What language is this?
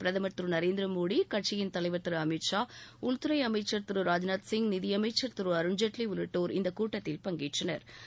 Tamil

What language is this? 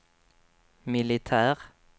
Swedish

